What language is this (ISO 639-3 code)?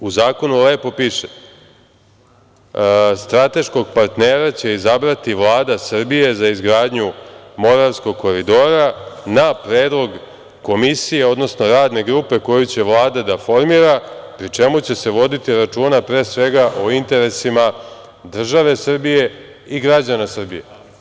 srp